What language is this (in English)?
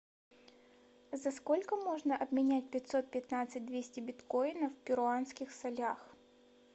Russian